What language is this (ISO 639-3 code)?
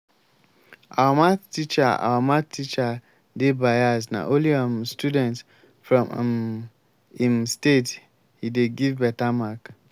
pcm